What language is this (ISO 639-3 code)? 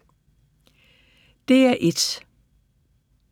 dan